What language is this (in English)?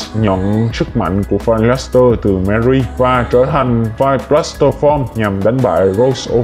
Vietnamese